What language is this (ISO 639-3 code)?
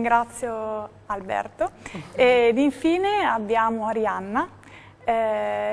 ita